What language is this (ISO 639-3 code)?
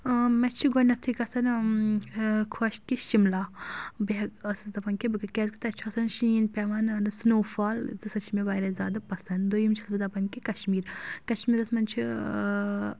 kas